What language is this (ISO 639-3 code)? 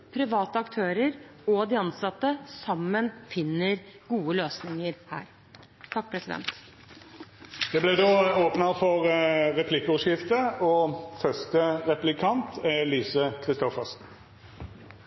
nor